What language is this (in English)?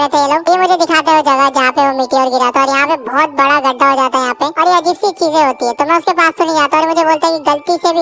Turkish